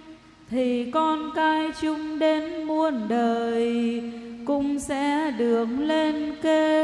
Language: Vietnamese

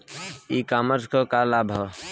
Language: Bhojpuri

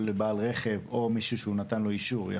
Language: Hebrew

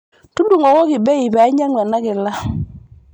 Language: Masai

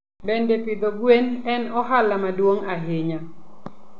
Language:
Luo (Kenya and Tanzania)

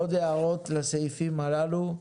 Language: Hebrew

